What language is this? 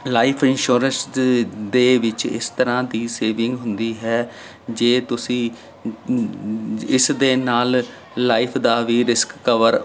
Punjabi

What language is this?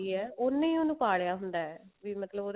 Punjabi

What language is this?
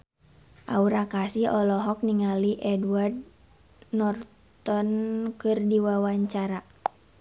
Sundanese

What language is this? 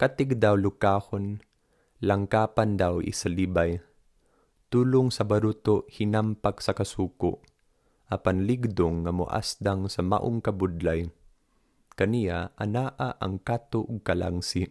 Filipino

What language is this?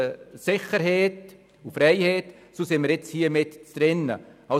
Swiss German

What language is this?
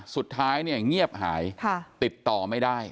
Thai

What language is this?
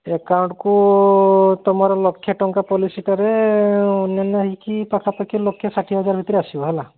Odia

